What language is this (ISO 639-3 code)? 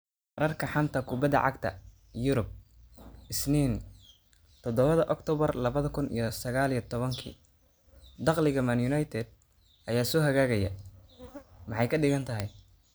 som